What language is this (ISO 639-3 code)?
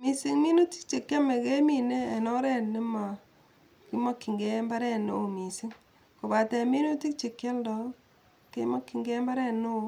kln